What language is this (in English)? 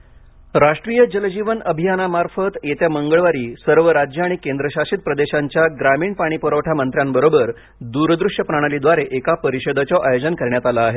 Marathi